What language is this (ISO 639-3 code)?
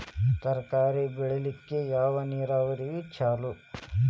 kan